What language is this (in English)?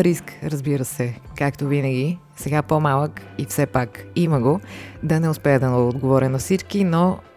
Bulgarian